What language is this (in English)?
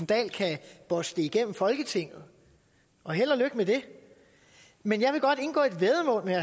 Danish